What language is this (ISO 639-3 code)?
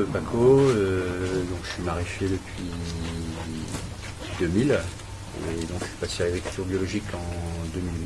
fra